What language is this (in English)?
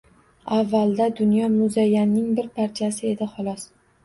Uzbek